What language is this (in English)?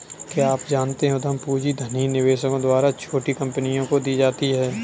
Hindi